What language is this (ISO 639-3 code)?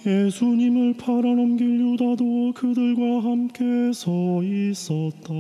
kor